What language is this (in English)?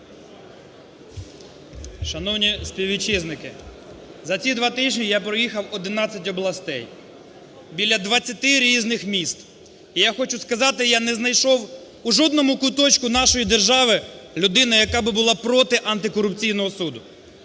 Ukrainian